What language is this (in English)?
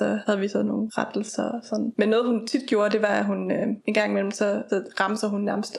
Danish